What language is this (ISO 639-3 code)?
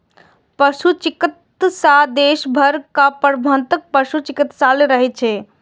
mai